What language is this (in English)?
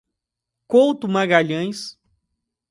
Portuguese